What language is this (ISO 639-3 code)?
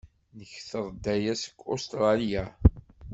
kab